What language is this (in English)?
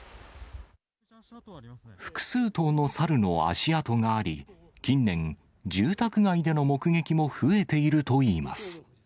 Japanese